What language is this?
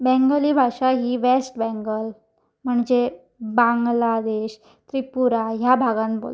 Konkani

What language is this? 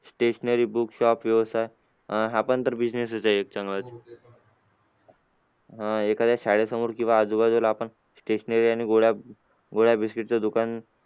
Marathi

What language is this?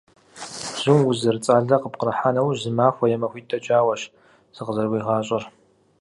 Kabardian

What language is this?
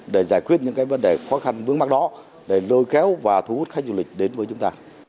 Vietnamese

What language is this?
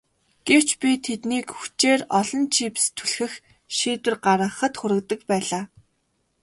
Mongolian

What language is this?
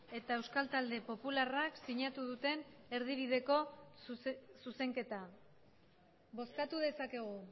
Basque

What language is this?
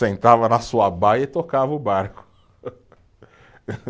Portuguese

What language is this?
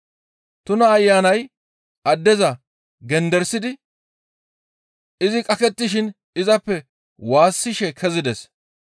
Gamo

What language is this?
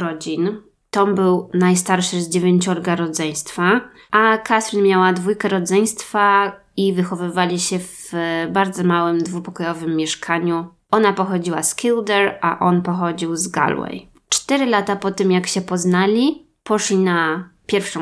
Polish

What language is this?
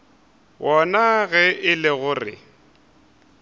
Northern Sotho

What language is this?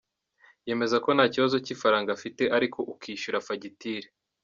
Kinyarwanda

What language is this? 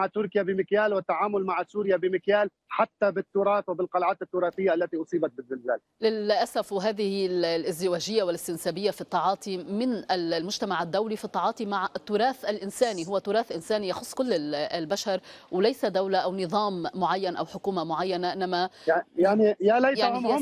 Arabic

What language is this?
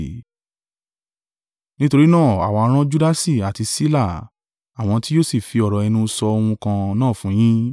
Yoruba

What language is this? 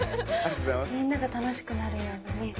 Japanese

